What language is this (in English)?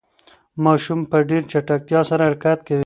Pashto